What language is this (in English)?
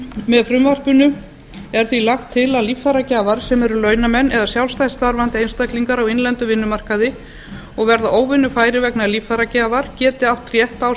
Icelandic